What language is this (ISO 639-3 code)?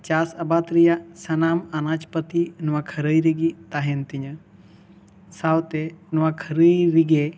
sat